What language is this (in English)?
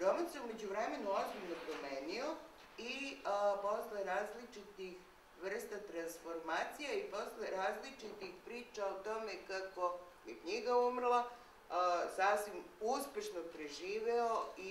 Bulgarian